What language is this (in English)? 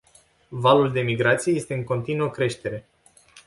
Romanian